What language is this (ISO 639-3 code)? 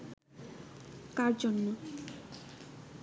ben